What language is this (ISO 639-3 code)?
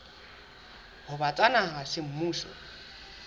sot